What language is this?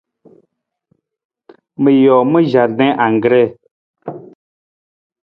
Nawdm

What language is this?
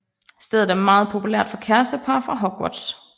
Danish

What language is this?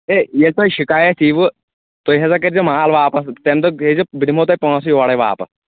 Kashmiri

